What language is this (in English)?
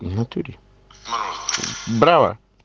Russian